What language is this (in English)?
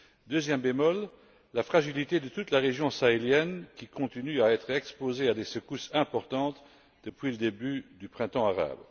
French